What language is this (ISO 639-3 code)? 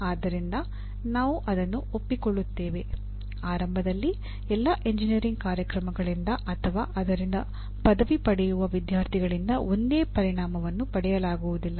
kan